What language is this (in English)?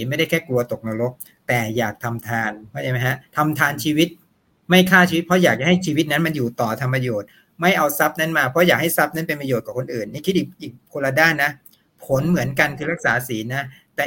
Thai